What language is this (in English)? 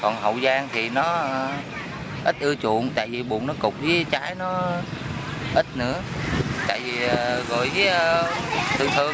Vietnamese